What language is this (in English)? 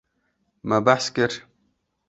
Kurdish